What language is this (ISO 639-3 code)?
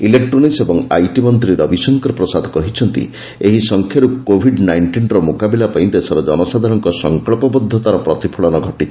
ori